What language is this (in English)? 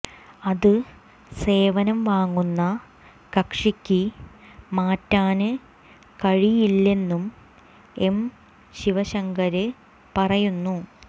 Malayalam